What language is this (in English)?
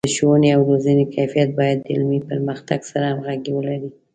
Pashto